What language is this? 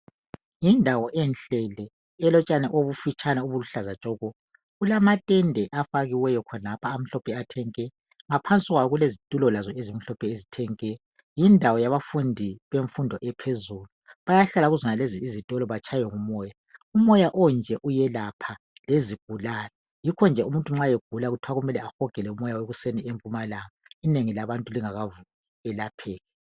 North Ndebele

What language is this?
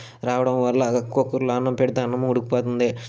Telugu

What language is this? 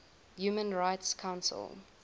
English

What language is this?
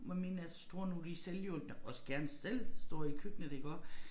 Danish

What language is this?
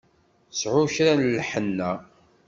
Kabyle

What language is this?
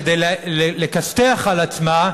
Hebrew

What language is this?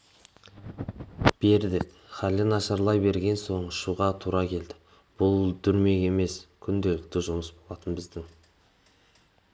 Kazakh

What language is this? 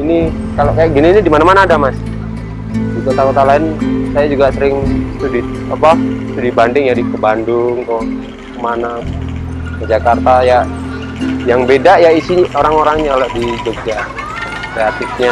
Indonesian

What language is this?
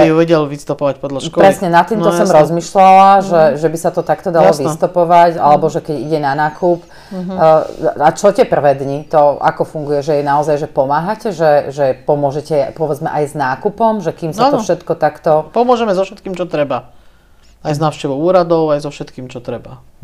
Slovak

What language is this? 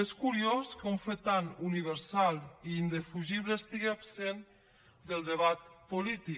Catalan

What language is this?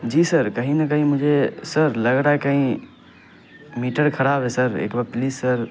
Urdu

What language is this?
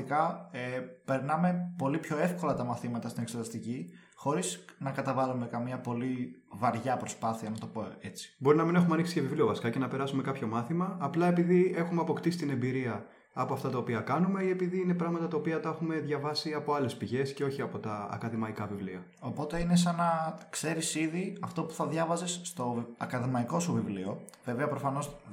Greek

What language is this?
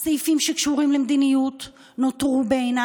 Hebrew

